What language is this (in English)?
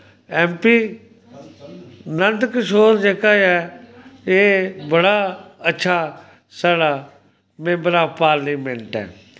Dogri